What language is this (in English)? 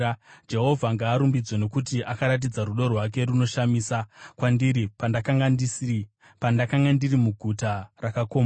Shona